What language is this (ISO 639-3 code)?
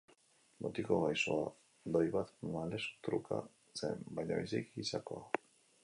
eus